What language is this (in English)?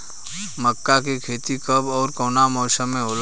Bhojpuri